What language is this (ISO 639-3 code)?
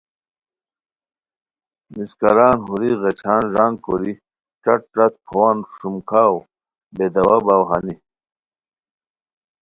khw